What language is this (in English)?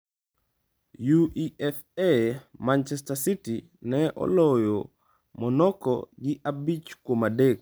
Luo (Kenya and Tanzania)